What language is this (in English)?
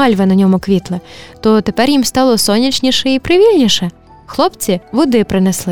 Ukrainian